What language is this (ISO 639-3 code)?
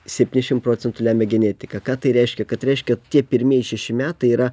lit